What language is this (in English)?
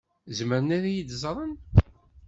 Kabyle